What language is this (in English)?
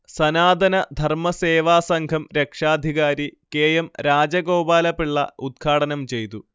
Malayalam